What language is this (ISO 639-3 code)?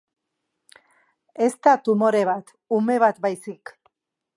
eus